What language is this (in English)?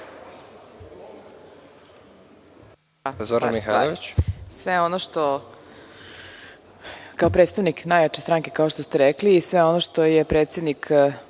Serbian